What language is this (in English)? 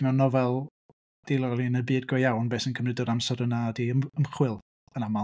Welsh